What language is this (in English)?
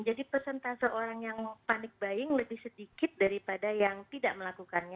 Indonesian